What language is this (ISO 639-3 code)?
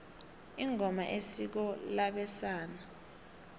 nbl